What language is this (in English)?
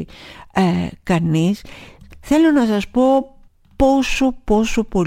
Greek